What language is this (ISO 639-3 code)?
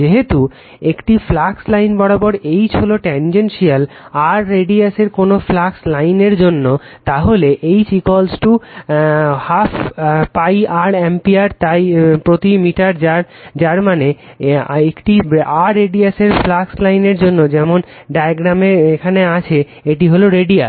ben